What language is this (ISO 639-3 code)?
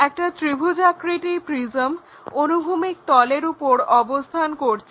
ben